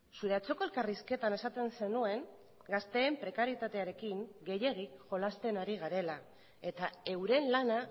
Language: Basque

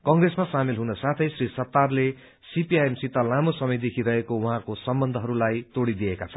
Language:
Nepali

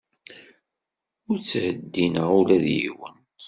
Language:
Kabyle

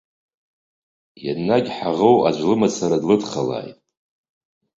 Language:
Abkhazian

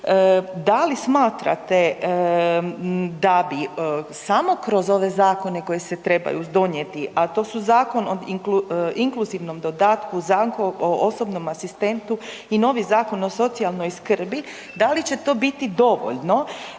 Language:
Croatian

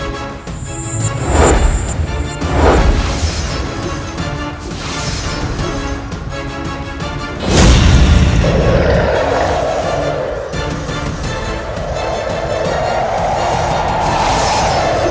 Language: Indonesian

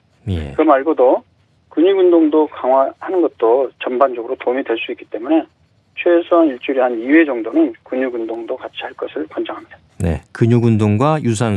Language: Korean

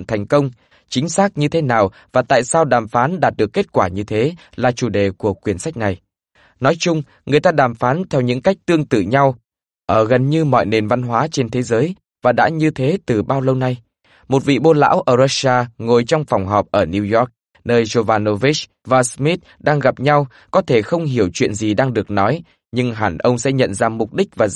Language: Vietnamese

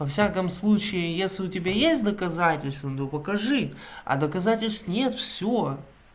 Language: Russian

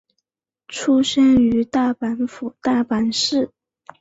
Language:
Chinese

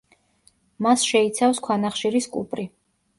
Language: Georgian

